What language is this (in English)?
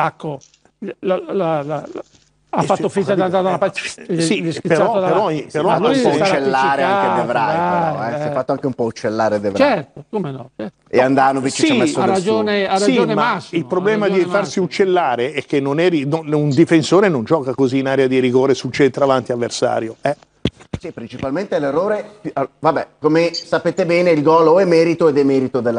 Italian